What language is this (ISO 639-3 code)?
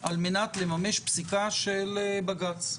heb